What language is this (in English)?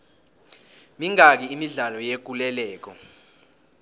South Ndebele